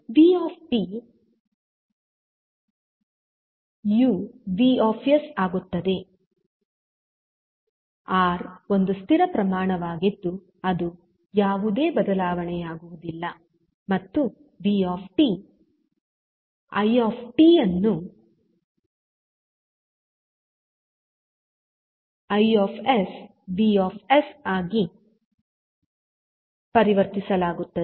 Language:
Kannada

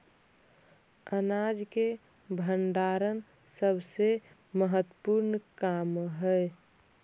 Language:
Magahi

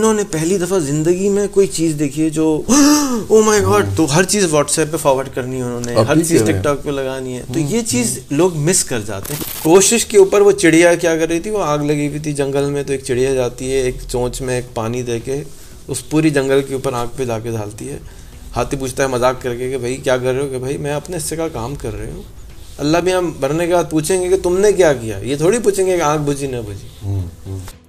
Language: Urdu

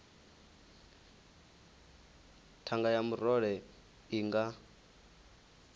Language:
Venda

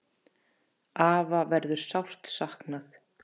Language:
Icelandic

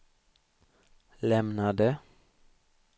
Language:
Swedish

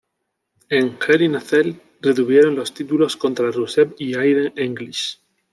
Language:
Spanish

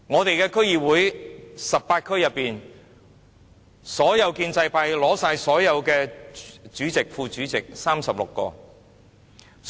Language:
Cantonese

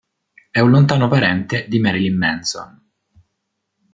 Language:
Italian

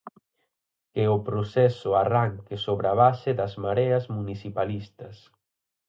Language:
Galician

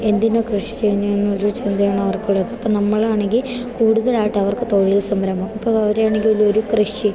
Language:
Malayalam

